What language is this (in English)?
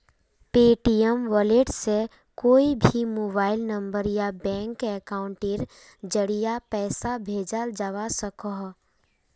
Magahi